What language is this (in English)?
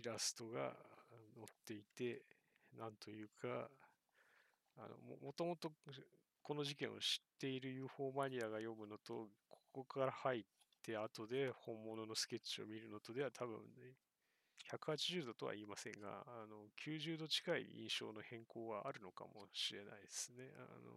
Japanese